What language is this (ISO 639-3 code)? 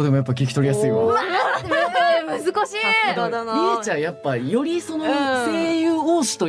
jpn